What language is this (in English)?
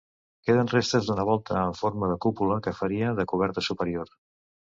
Catalan